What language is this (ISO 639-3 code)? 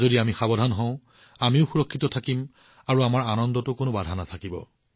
asm